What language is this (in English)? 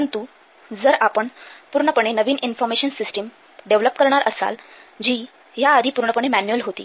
Marathi